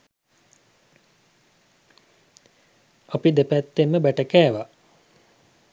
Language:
Sinhala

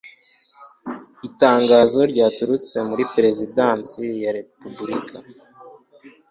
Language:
Kinyarwanda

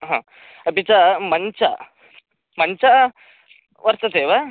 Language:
Sanskrit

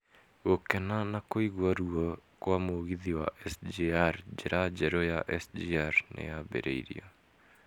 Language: Kikuyu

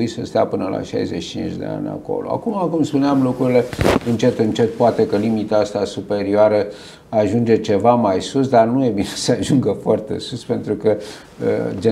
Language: Romanian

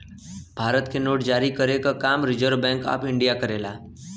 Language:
Bhojpuri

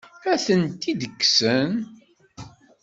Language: Kabyle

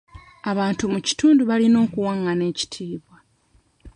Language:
Ganda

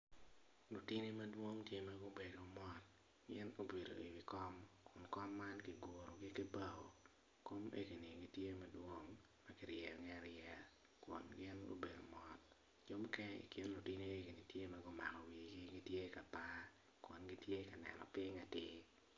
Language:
Acoli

